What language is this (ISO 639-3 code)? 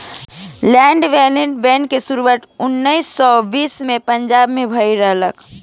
bho